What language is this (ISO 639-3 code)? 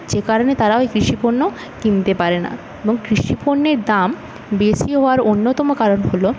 ben